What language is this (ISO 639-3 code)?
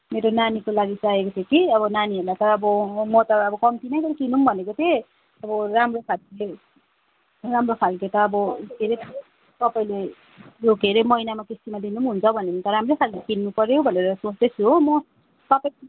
nep